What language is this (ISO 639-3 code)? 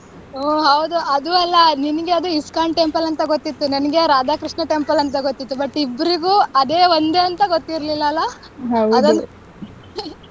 kan